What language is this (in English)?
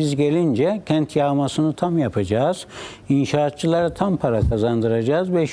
Turkish